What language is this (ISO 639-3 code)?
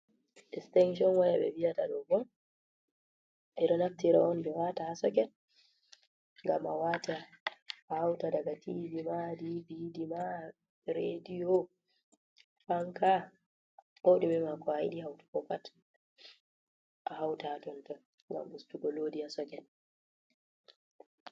ful